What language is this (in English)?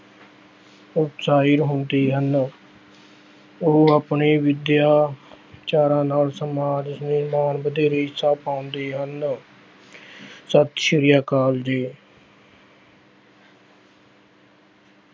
Punjabi